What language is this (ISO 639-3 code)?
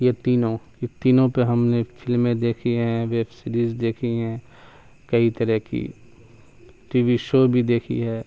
urd